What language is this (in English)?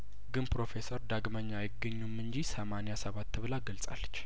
Amharic